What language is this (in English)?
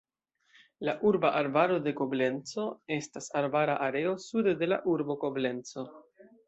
Esperanto